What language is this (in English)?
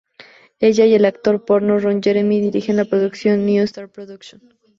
Spanish